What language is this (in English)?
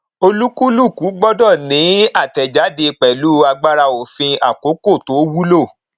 Yoruba